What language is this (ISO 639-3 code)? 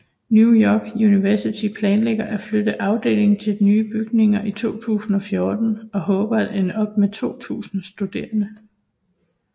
dan